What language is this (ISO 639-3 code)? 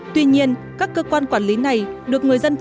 vie